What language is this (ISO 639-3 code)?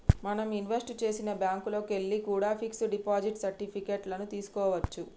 tel